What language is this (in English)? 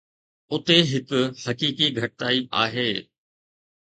Sindhi